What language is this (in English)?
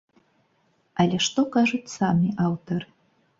Belarusian